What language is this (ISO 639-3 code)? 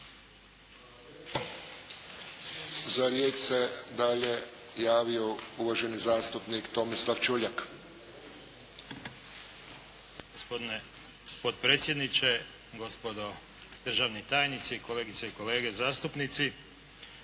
hrv